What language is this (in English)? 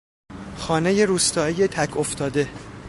Persian